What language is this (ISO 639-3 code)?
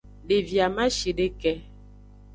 ajg